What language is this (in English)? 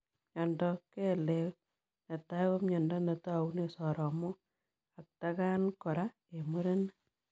Kalenjin